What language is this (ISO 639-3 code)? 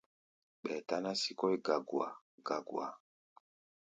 gba